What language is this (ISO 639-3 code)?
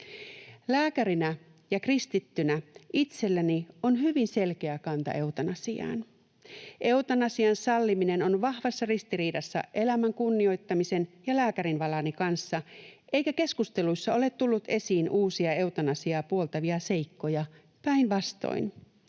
fin